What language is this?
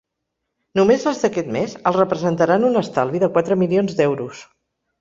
Catalan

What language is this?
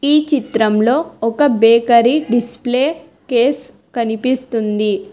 Telugu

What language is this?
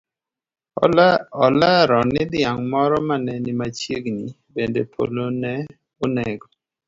Luo (Kenya and Tanzania)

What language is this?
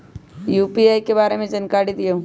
Magahi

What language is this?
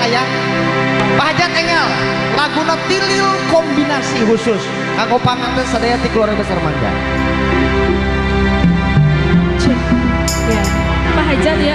Indonesian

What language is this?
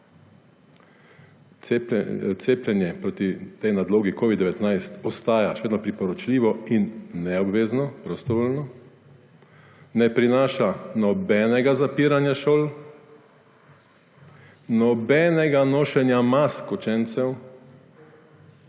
Slovenian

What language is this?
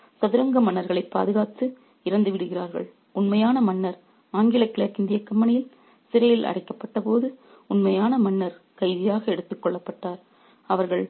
Tamil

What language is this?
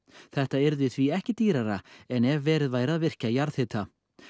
Icelandic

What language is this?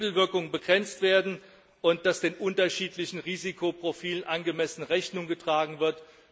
German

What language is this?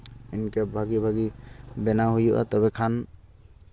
Santali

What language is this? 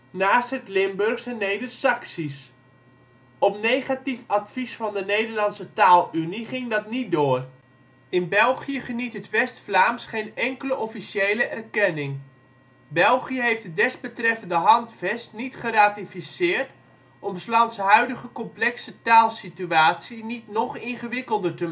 Dutch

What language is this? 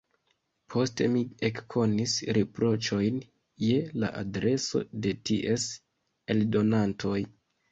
Esperanto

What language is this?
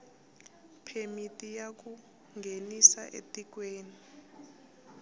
Tsonga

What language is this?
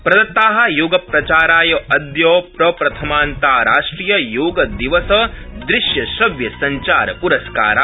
Sanskrit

